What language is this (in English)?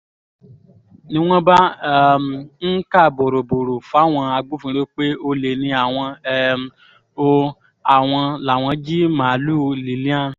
Yoruba